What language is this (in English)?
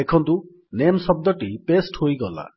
Odia